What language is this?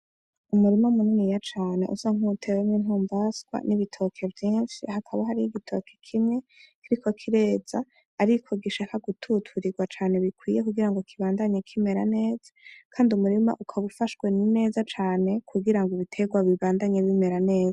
Rundi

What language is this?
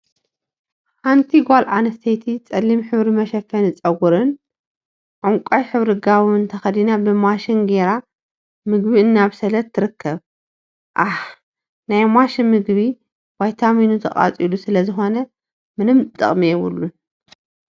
Tigrinya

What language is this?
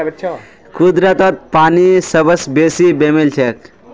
Magahi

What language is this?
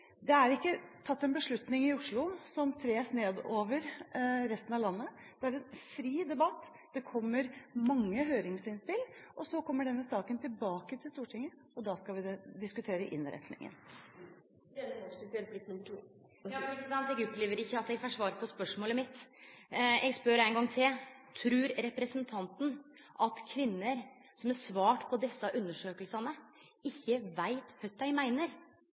Norwegian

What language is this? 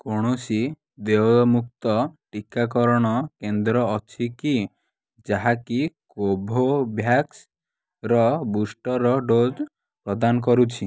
Odia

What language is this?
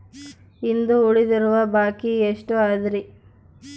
Kannada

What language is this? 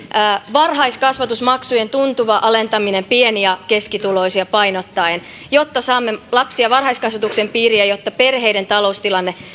Finnish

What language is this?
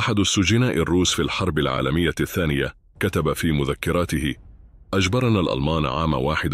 Arabic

